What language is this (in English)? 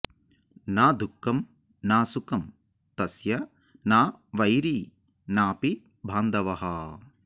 Sanskrit